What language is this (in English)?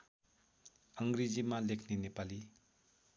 Nepali